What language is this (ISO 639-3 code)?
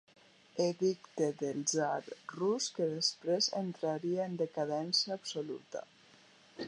cat